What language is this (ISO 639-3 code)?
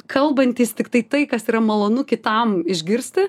lit